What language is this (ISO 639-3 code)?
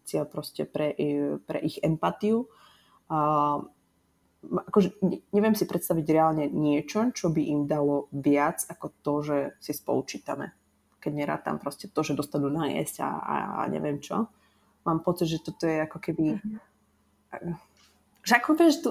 slk